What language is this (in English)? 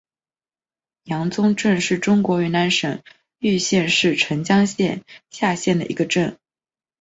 Chinese